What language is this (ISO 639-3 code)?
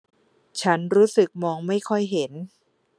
tha